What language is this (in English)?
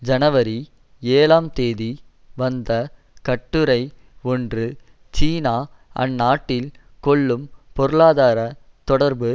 Tamil